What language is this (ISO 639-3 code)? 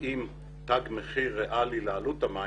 heb